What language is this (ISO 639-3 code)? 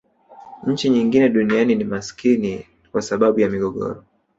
swa